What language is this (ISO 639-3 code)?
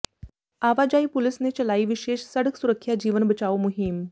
pan